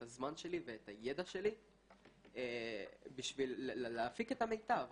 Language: Hebrew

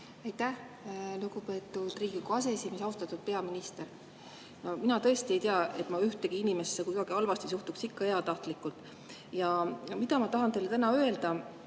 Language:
Estonian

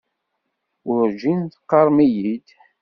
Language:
Kabyle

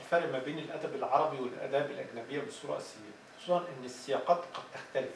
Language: Arabic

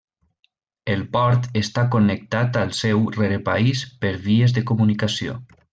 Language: Catalan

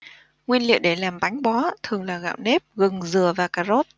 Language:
Vietnamese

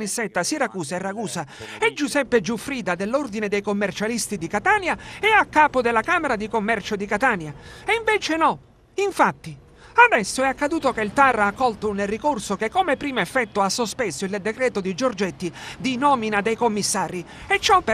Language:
Italian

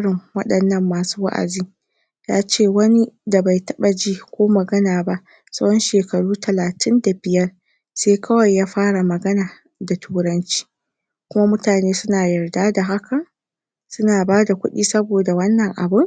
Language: Hausa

